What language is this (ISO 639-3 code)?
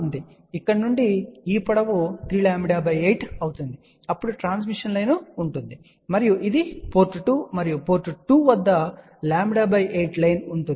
tel